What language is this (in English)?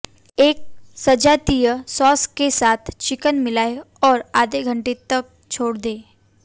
Hindi